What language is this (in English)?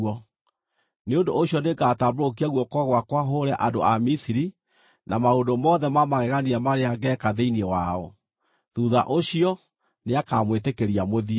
Kikuyu